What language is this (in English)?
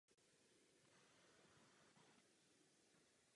Czech